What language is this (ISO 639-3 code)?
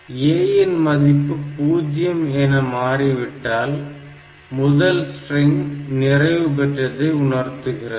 tam